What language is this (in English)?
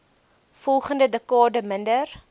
Afrikaans